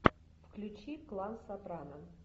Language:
Russian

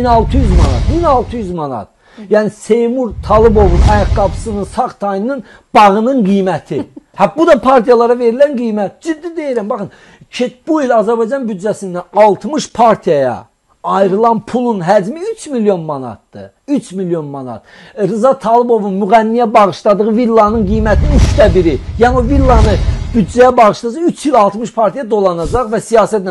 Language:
Turkish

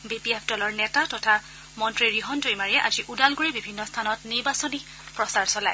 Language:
Assamese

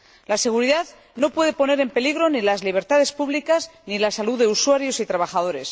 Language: Spanish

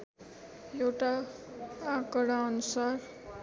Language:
Nepali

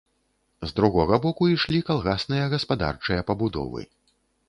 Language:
Belarusian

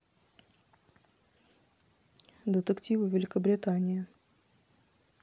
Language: Russian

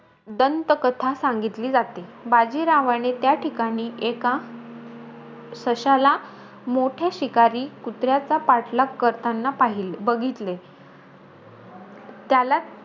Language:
Marathi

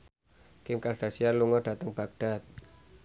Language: Javanese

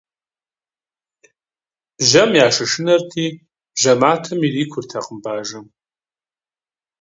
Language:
Kabardian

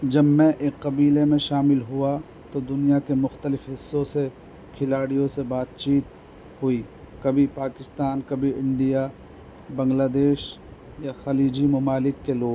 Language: Urdu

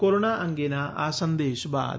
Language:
Gujarati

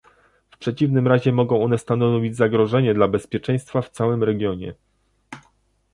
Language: Polish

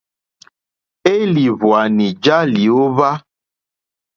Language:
Mokpwe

